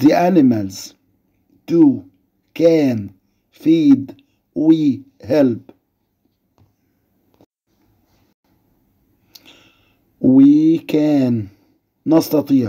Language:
Arabic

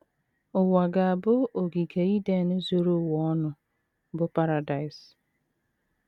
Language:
Igbo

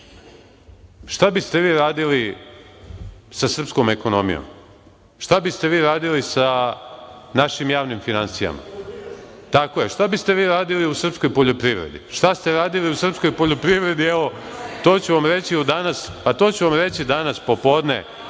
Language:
Serbian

